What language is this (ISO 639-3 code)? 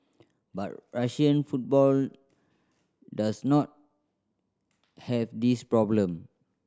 eng